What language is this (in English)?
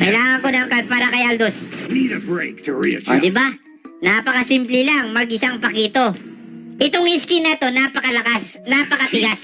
Filipino